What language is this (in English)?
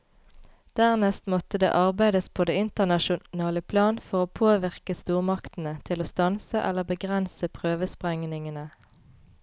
Norwegian